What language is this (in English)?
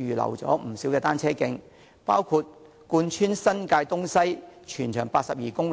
Cantonese